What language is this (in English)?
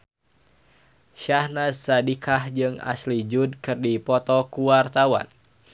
Sundanese